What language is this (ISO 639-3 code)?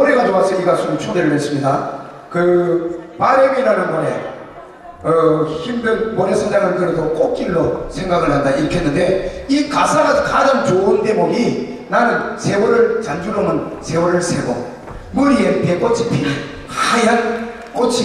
kor